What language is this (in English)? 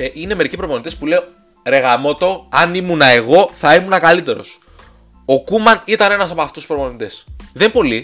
Greek